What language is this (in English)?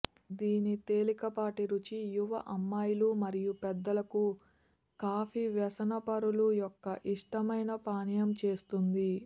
Telugu